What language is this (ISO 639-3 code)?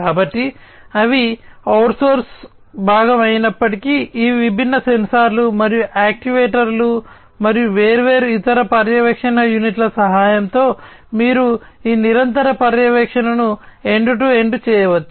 tel